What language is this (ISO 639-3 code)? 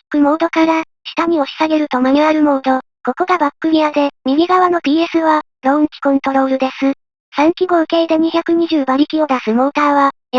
jpn